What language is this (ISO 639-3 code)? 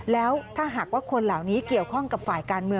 tha